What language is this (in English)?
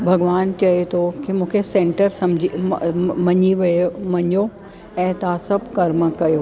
Sindhi